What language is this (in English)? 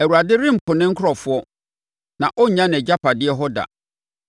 Akan